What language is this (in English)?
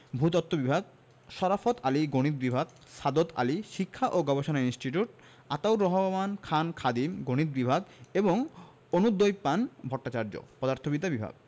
Bangla